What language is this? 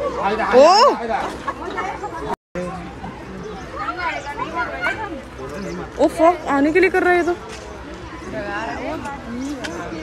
Hindi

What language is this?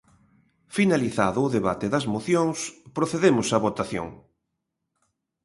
Galician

